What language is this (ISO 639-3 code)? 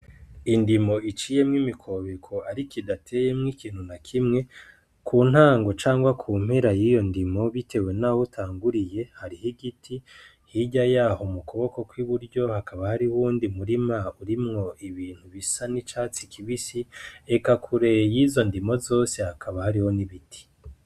run